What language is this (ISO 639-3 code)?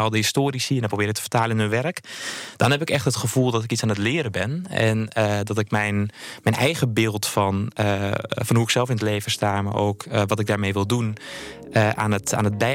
nld